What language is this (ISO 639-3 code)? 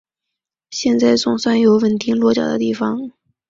zho